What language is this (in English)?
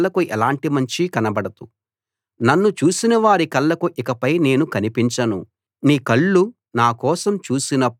Telugu